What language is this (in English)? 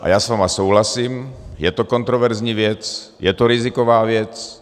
Czech